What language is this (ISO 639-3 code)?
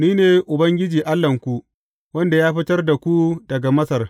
hau